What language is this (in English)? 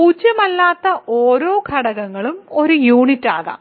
Malayalam